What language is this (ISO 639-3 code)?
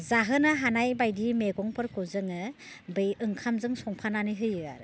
brx